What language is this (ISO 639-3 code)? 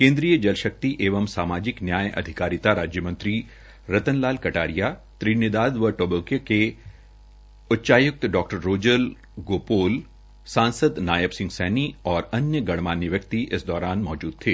hin